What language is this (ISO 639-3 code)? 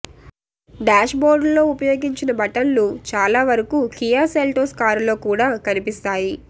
tel